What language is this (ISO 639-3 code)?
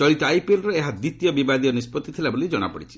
ori